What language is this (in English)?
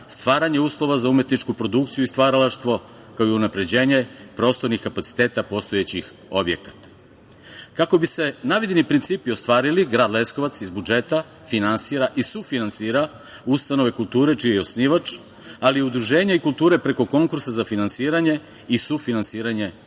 Serbian